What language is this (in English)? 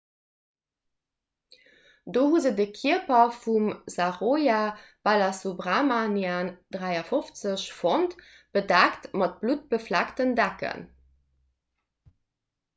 Luxembourgish